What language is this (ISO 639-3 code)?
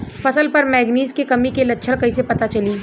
bho